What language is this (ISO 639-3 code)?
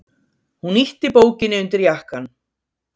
isl